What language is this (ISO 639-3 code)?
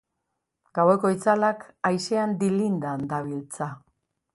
eus